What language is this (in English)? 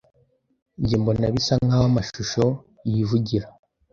Kinyarwanda